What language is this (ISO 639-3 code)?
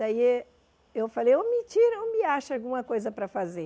por